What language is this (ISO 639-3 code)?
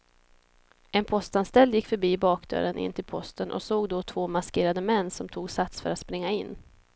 swe